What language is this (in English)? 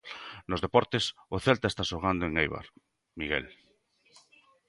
Galician